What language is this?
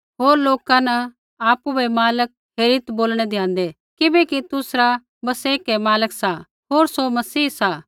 Kullu Pahari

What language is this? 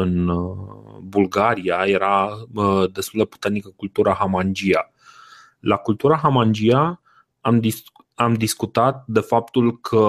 Romanian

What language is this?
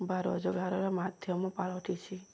Odia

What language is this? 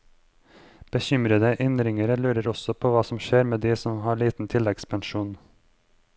Norwegian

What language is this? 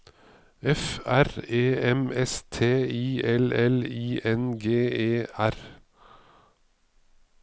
Norwegian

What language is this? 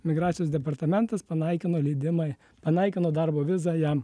Lithuanian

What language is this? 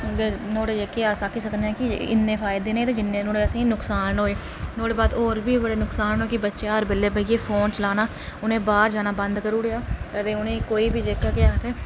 Dogri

